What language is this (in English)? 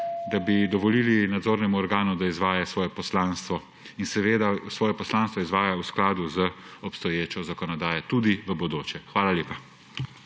Slovenian